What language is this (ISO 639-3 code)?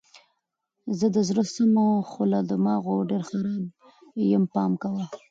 pus